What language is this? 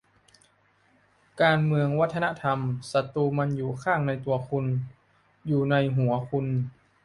Thai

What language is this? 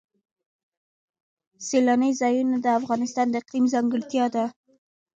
Pashto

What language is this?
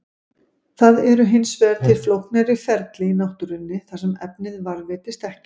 Icelandic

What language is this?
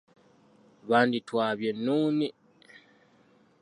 Ganda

